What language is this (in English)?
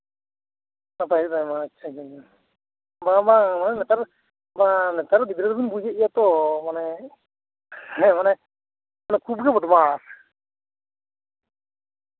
Santali